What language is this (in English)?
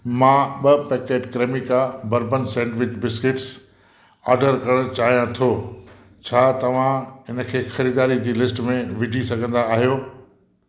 Sindhi